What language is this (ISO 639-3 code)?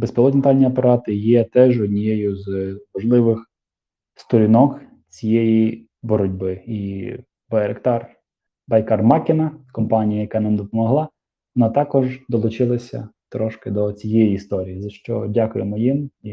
ukr